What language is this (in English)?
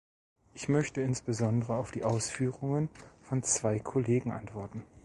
German